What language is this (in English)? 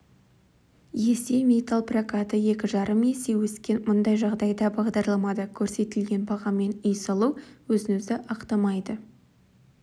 Kazakh